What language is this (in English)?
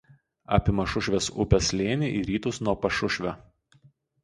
Lithuanian